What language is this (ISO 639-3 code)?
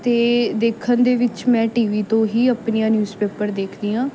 pan